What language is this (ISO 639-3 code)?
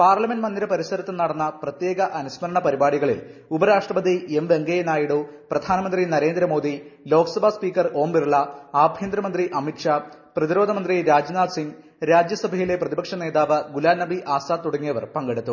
mal